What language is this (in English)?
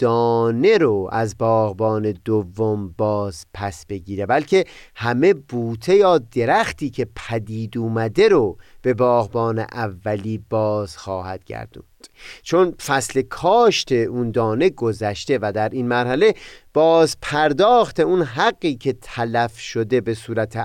Persian